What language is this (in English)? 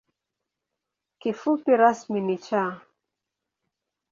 Swahili